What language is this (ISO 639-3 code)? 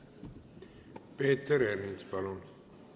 est